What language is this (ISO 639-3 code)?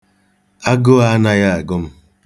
ibo